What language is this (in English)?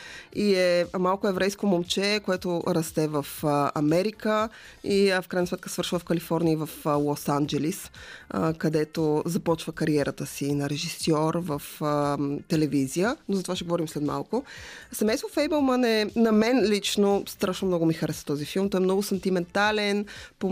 Bulgarian